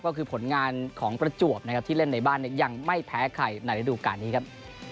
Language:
Thai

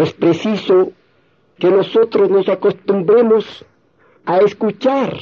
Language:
Spanish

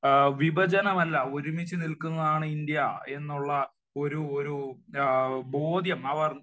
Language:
Malayalam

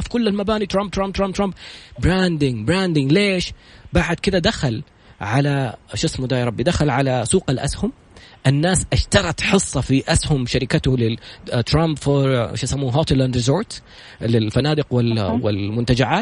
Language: Arabic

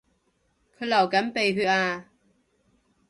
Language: Cantonese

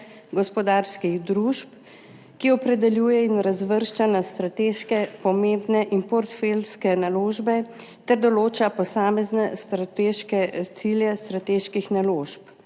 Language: Slovenian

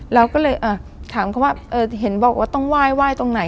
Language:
Thai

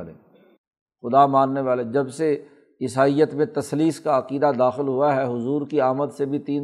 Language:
Urdu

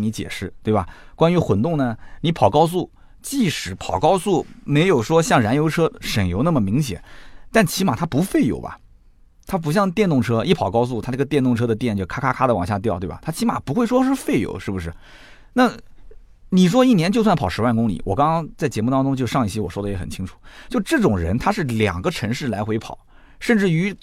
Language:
Chinese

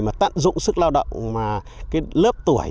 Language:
Vietnamese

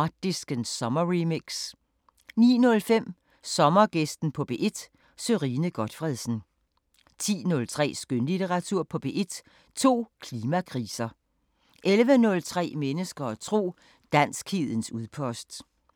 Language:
Danish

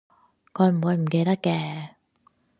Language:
Cantonese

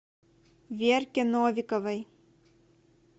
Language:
Russian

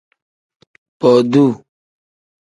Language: Tem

